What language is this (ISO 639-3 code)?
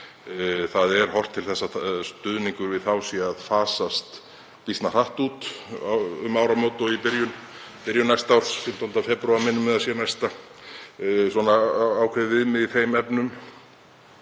isl